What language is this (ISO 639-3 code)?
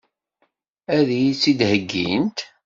kab